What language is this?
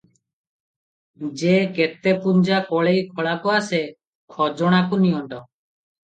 Odia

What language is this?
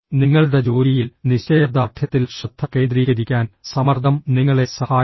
Malayalam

